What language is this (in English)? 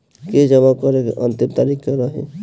Bhojpuri